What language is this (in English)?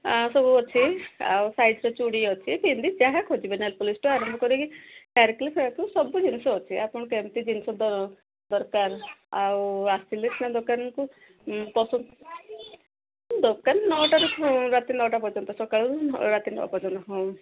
Odia